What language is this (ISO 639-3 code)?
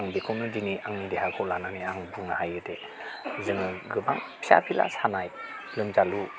brx